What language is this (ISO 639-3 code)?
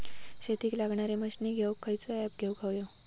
mar